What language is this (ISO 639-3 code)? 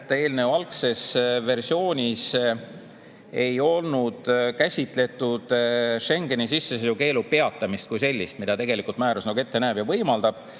est